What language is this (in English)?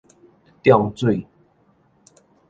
Min Nan Chinese